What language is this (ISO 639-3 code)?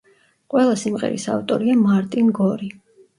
kat